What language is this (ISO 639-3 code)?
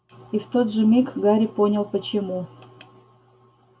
rus